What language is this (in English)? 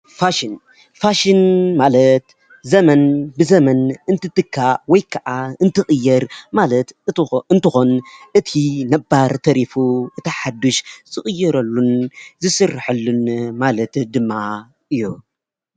Tigrinya